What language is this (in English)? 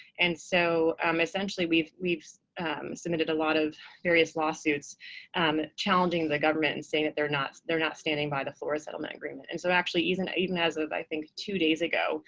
English